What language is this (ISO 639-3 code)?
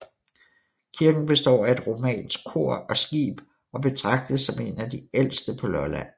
dan